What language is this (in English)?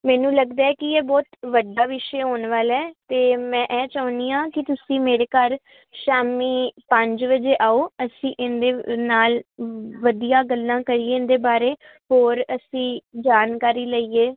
Punjabi